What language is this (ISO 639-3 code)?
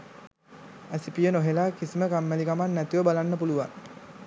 sin